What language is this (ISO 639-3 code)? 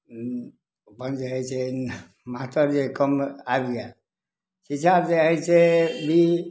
mai